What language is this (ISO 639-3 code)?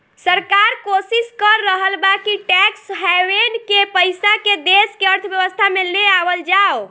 bho